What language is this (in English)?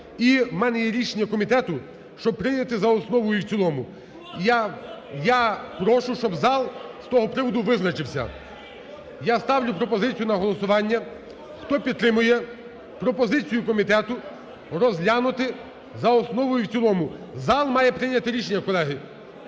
Ukrainian